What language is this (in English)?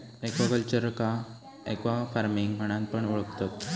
Marathi